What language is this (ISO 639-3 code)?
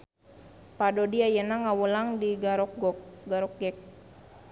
sun